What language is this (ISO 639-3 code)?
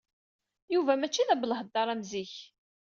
kab